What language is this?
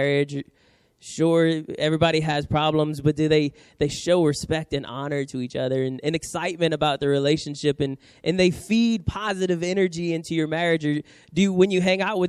English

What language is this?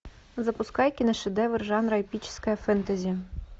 Russian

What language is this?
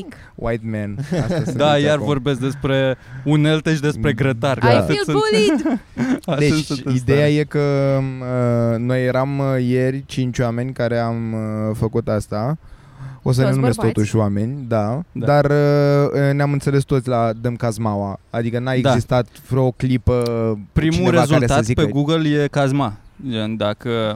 Romanian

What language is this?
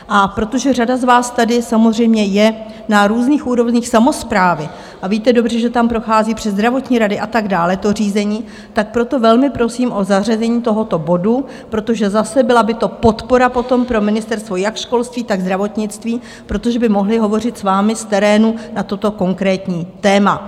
Czech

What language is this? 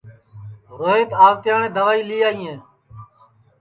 Sansi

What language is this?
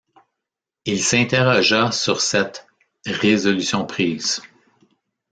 French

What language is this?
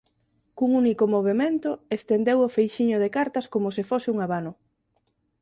Galician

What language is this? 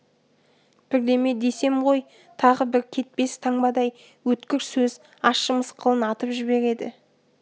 Kazakh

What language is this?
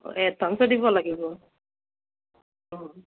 Assamese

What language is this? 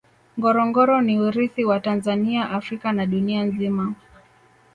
Swahili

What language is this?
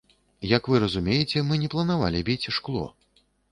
Belarusian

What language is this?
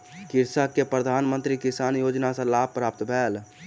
Maithili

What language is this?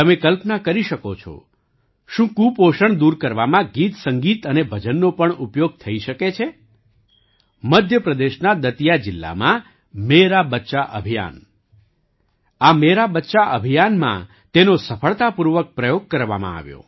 Gujarati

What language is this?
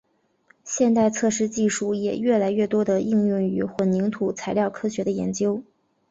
Chinese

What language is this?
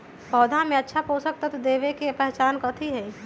Magahi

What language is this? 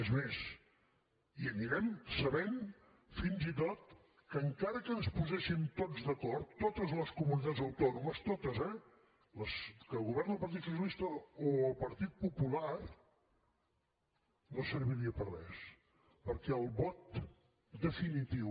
Catalan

